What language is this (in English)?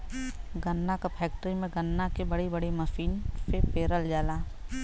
Bhojpuri